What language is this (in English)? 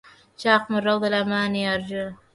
Arabic